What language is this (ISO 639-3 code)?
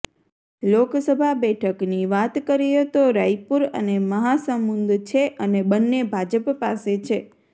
guj